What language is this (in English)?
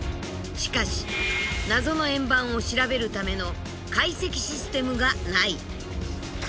Japanese